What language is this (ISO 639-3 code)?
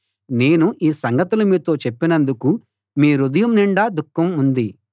tel